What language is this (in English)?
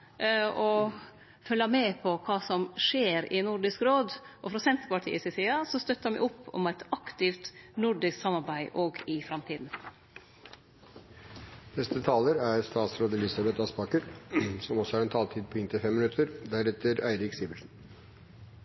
Norwegian